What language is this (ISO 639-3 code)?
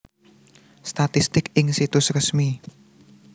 jav